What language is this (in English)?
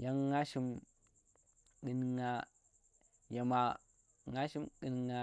Tera